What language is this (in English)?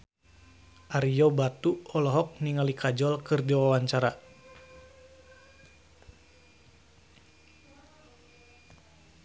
Sundanese